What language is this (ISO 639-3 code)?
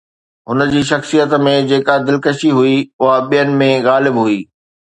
snd